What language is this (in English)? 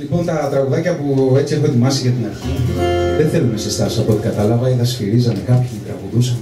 Greek